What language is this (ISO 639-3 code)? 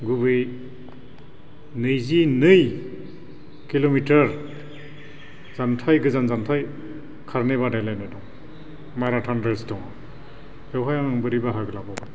brx